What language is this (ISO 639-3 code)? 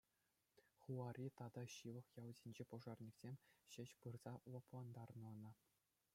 chv